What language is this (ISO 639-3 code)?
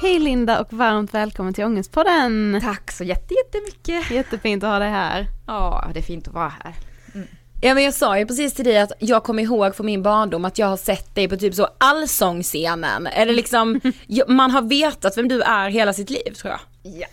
swe